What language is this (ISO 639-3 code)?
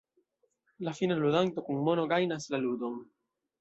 epo